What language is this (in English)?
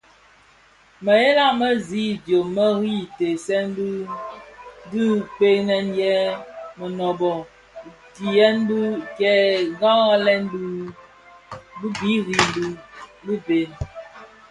Bafia